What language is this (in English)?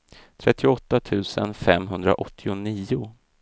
Swedish